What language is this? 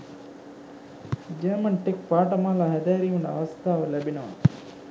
Sinhala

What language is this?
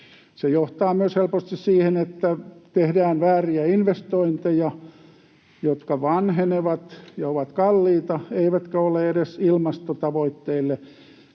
Finnish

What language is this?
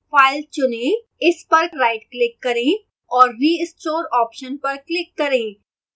Hindi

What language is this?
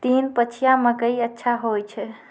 Maithili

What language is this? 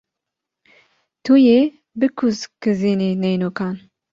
Kurdish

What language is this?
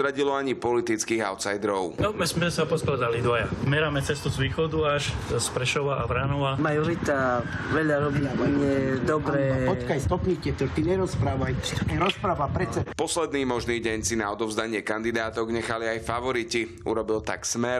Slovak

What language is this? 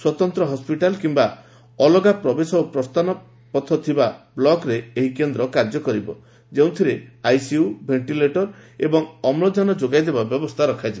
Odia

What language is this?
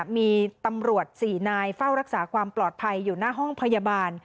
Thai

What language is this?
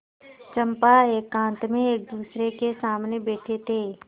Hindi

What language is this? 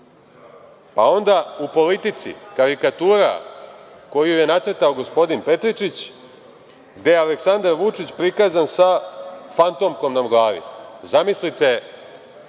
Serbian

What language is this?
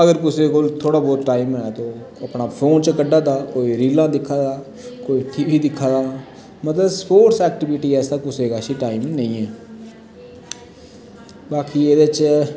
Dogri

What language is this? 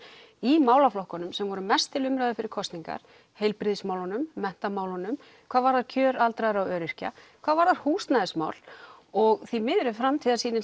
Icelandic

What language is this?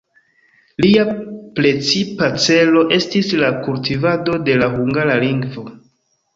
Esperanto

